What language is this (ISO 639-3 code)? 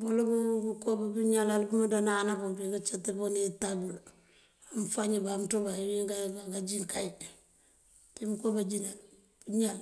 mfv